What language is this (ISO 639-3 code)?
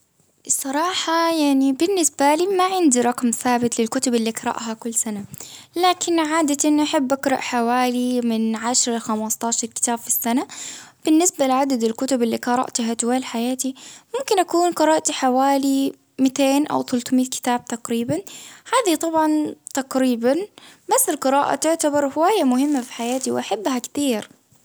abv